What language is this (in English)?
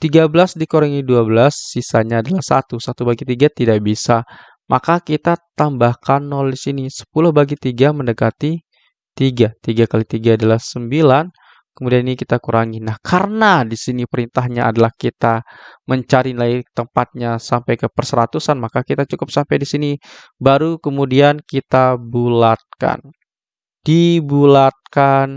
Indonesian